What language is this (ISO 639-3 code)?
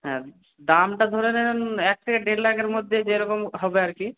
ben